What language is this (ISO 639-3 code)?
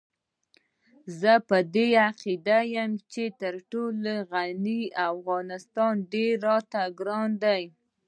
pus